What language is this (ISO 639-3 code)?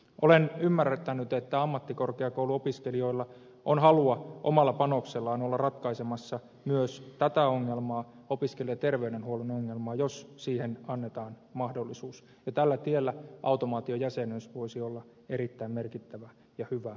fin